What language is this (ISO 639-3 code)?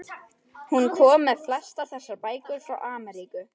isl